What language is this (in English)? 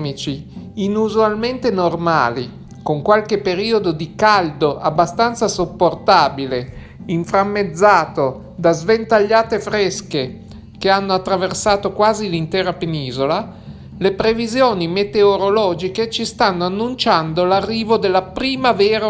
Italian